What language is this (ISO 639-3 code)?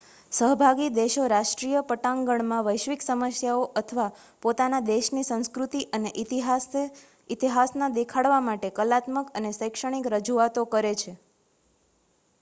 guj